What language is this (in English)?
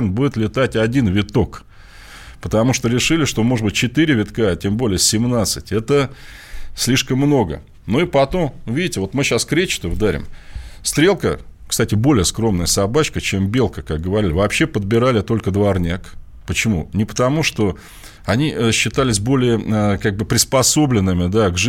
Russian